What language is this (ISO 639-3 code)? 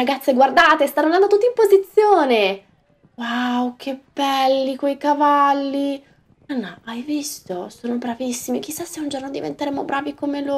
ita